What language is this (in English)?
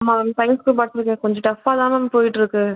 Tamil